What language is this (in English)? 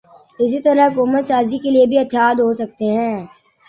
Urdu